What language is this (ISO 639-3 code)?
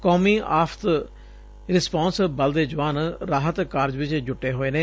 pan